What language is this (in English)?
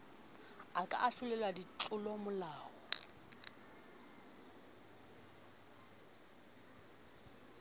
Southern Sotho